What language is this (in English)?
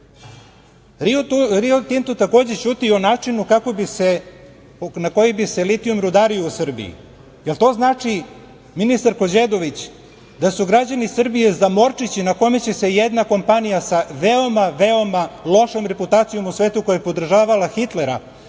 Serbian